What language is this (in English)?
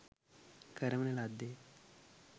Sinhala